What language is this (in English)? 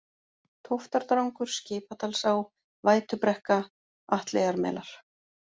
Icelandic